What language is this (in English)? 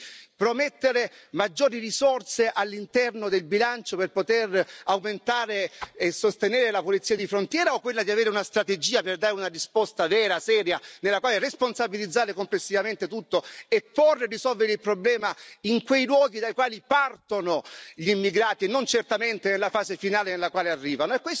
Italian